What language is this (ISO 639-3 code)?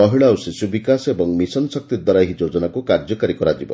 ori